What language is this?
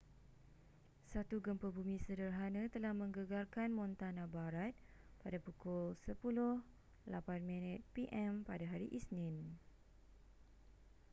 Malay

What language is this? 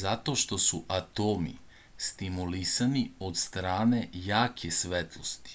Serbian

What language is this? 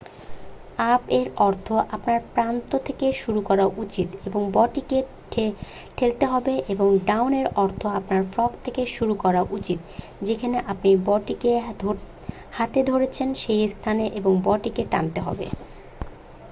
Bangla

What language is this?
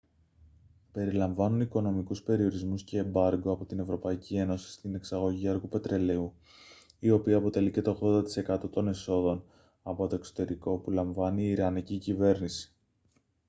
Greek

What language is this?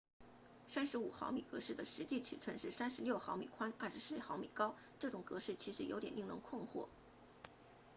Chinese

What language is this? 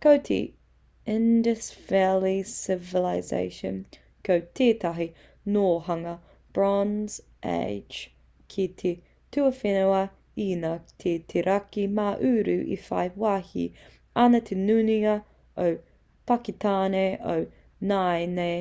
Māori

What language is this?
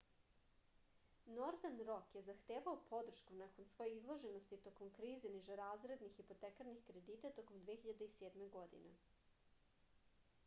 Serbian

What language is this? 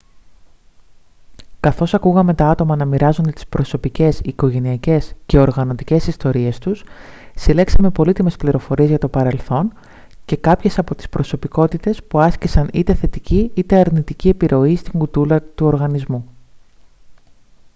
Greek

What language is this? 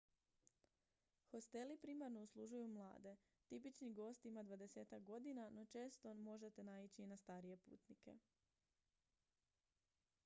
Croatian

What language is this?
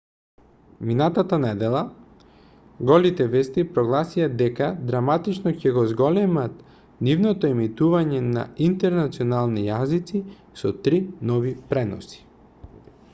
Macedonian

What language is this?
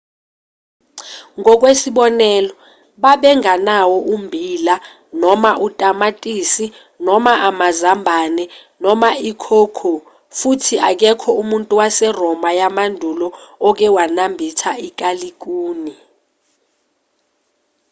Zulu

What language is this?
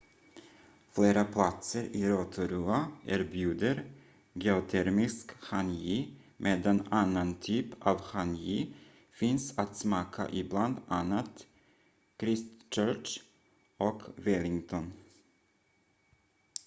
Swedish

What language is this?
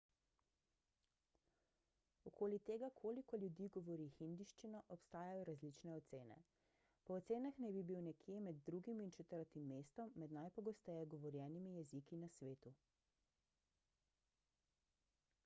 Slovenian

